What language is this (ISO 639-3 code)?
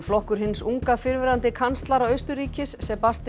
isl